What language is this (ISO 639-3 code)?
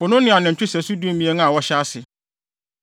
aka